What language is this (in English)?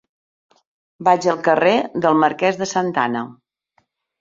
Catalan